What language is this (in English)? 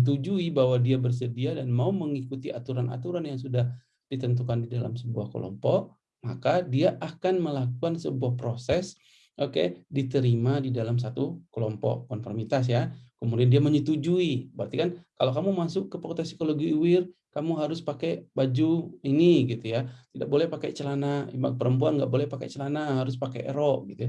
Indonesian